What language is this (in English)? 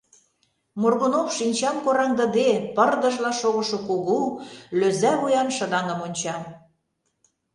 Mari